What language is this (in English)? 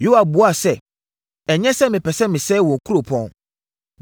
Akan